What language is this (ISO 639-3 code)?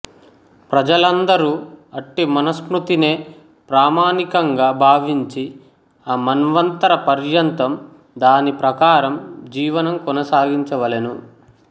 tel